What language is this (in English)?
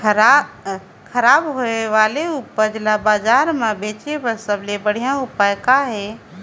Chhattisgarhi